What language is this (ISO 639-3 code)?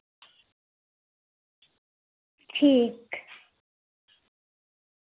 doi